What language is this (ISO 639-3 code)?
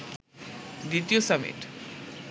ben